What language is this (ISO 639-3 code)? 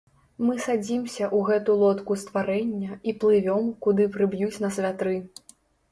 bel